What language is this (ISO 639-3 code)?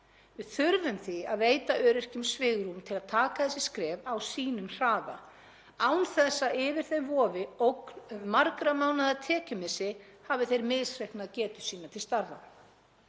isl